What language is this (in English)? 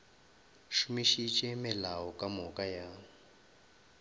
Northern Sotho